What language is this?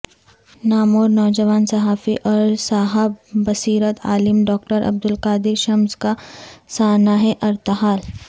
Urdu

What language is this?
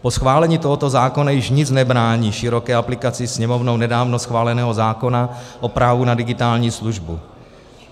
Czech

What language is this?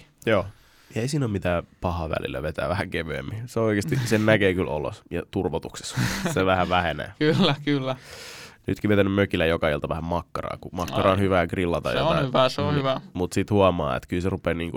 Finnish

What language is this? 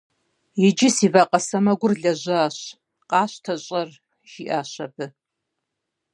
Kabardian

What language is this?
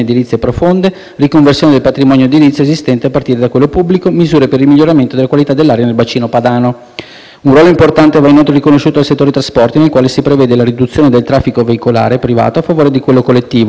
Italian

